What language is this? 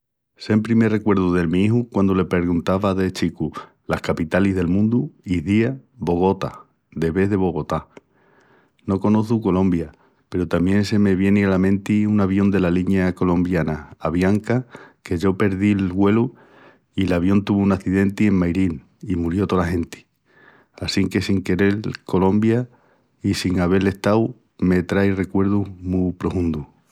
Extremaduran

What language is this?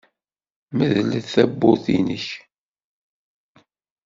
Kabyle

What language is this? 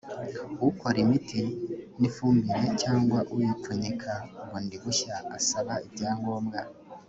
Kinyarwanda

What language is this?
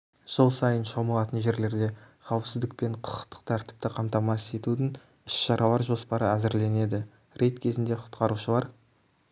Kazakh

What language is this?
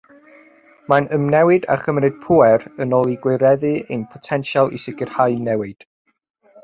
Welsh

